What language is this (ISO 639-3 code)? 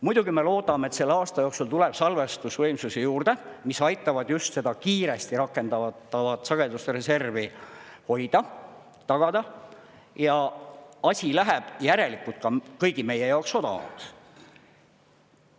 est